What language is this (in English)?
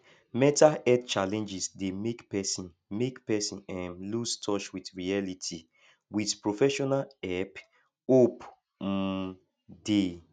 Nigerian Pidgin